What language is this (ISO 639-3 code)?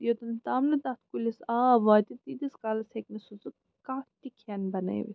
kas